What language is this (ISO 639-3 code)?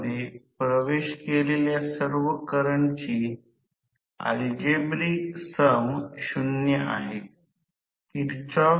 mar